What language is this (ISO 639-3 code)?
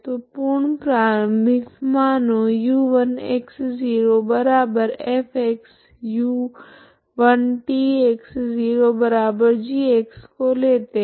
hin